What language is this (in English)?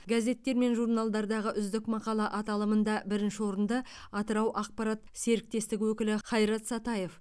Kazakh